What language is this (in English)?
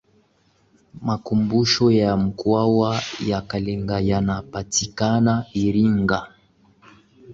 Swahili